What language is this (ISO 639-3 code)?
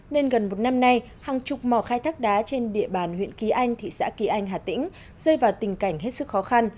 vie